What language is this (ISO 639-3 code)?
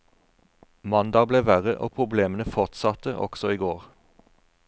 nor